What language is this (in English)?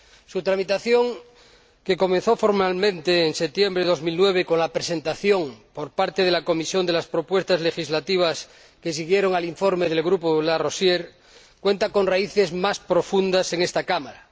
Spanish